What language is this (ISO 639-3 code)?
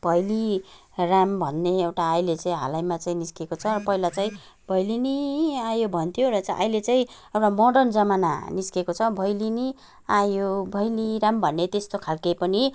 nep